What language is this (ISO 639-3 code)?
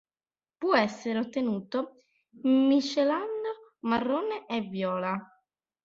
ita